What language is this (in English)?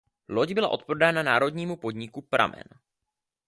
Czech